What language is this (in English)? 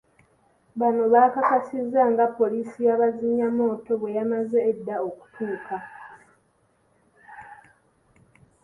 Ganda